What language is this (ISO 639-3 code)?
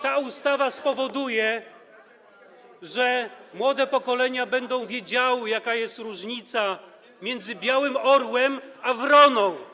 pol